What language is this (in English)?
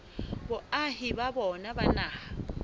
Southern Sotho